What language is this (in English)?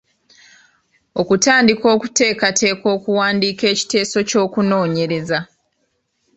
Ganda